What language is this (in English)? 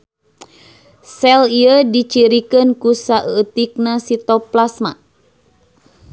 Sundanese